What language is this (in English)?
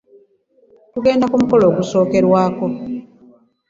Ganda